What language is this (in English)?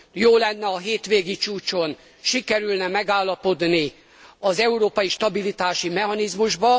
Hungarian